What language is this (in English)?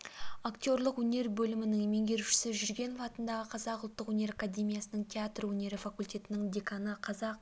Kazakh